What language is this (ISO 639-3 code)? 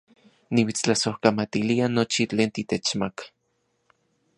ncx